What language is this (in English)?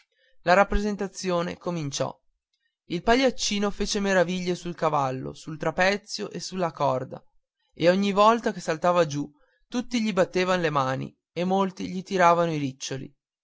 Italian